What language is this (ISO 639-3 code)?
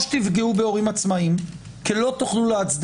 heb